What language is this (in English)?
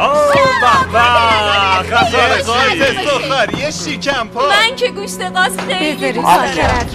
Persian